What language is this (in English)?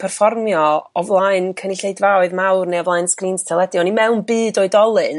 Welsh